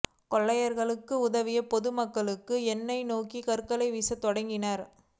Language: Tamil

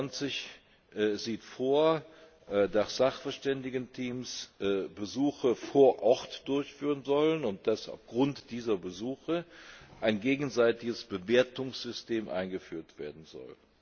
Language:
German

